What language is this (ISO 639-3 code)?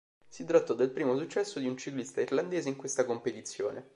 ita